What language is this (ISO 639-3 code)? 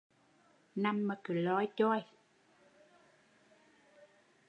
vie